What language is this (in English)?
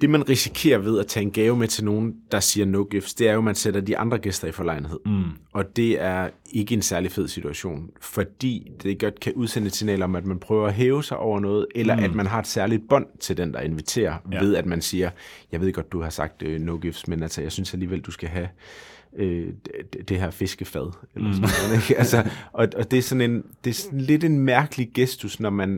Danish